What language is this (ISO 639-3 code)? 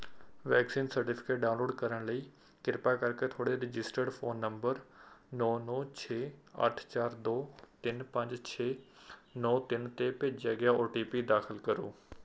pan